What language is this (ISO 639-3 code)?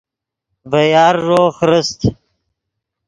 ydg